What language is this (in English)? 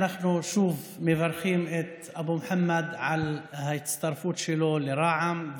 Hebrew